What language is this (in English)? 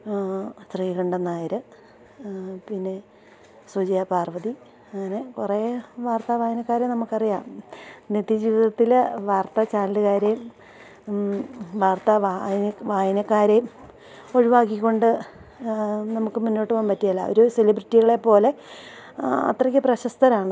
Malayalam